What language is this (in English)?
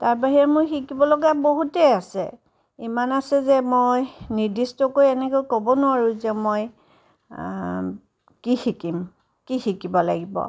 Assamese